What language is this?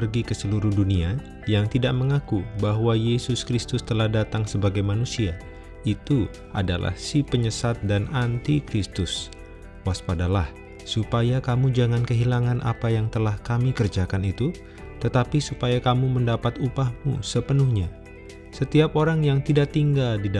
Indonesian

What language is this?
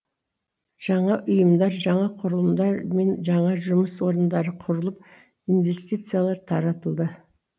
Kazakh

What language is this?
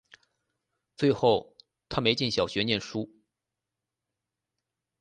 Chinese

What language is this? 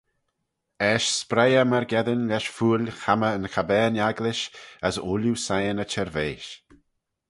Manx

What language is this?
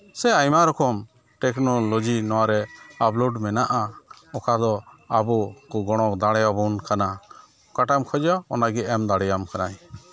Santali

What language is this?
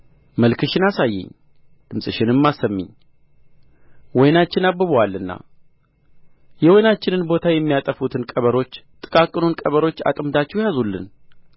Amharic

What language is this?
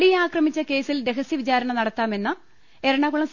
Malayalam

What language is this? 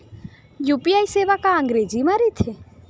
Chhattisgarhi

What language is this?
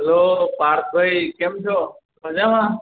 Gujarati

